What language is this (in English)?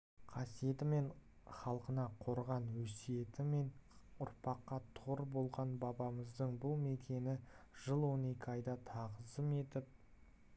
Kazakh